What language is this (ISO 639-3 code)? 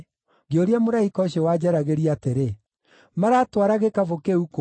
kik